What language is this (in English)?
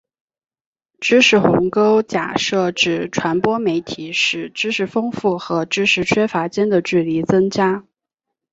Chinese